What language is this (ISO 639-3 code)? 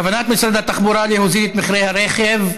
heb